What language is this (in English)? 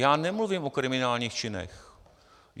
Czech